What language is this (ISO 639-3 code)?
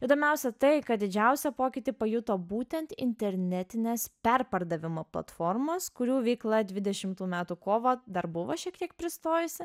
lit